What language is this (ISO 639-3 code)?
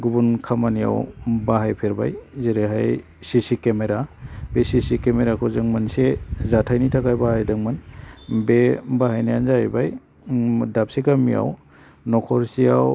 brx